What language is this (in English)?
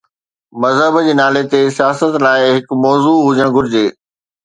Sindhi